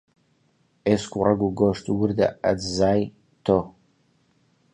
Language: Central Kurdish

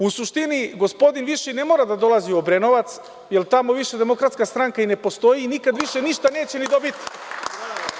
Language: Serbian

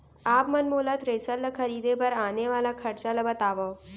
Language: Chhattisgarhi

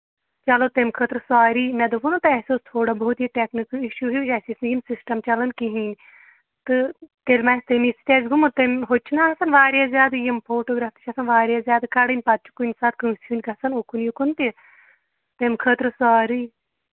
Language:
Kashmiri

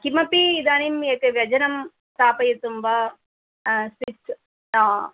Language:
Sanskrit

